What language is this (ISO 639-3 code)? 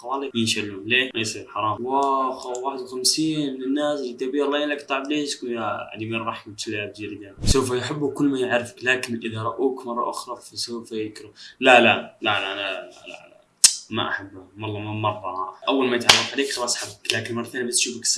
ara